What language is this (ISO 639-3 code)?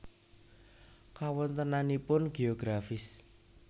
jav